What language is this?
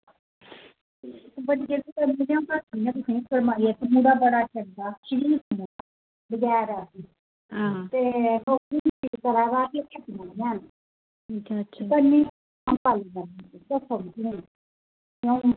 Dogri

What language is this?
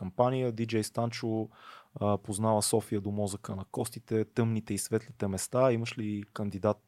Bulgarian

